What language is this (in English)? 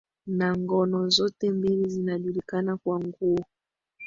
Swahili